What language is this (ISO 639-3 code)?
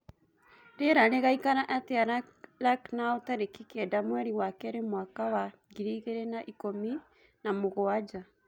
kik